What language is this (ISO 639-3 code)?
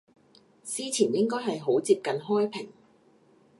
yue